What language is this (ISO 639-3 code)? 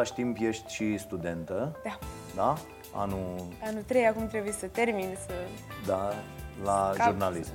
ron